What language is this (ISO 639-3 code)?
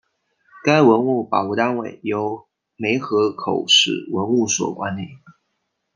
zho